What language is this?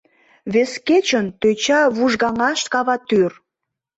Mari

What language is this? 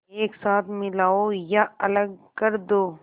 Hindi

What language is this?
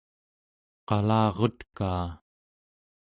Central Yupik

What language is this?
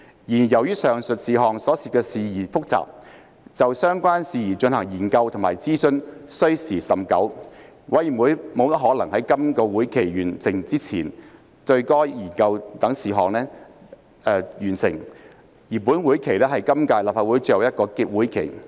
Cantonese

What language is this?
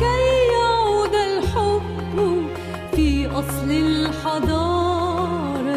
Arabic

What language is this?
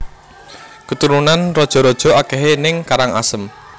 Javanese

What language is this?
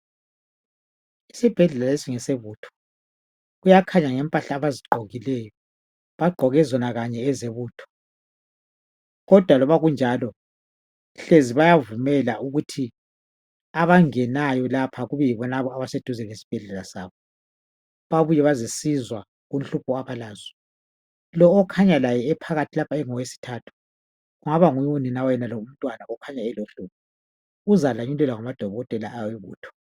North Ndebele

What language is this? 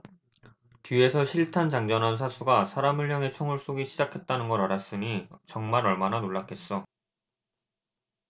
Korean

